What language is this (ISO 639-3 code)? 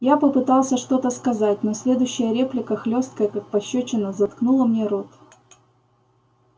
rus